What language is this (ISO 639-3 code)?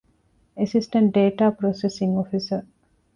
div